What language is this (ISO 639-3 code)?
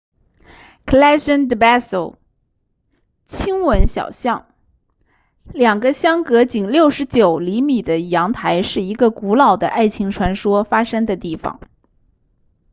zho